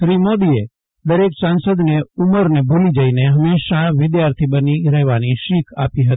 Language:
Gujarati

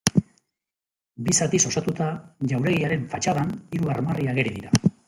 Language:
Basque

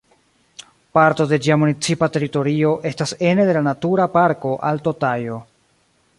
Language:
Esperanto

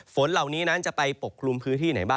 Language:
Thai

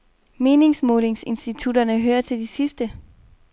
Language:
Danish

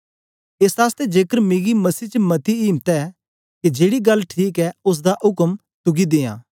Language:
Dogri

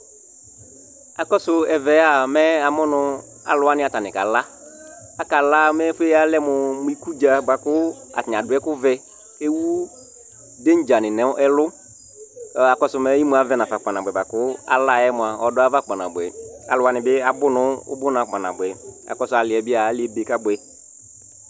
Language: Ikposo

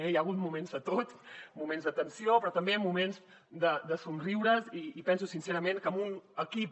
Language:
Catalan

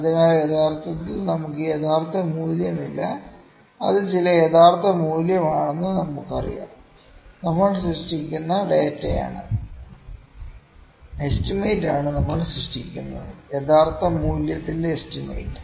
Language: Malayalam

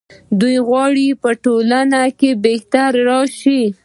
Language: Pashto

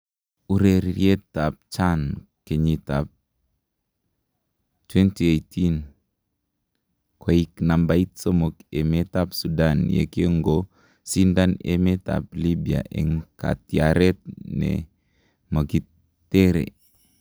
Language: Kalenjin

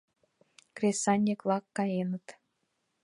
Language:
Mari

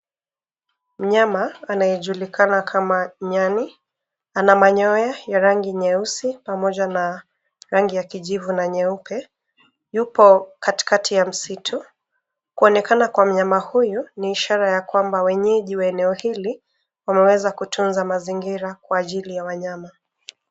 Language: Swahili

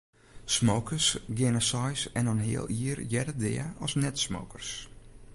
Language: Western Frisian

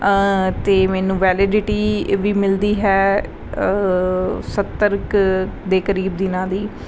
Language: Punjabi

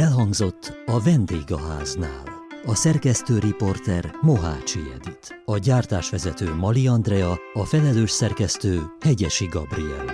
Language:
Hungarian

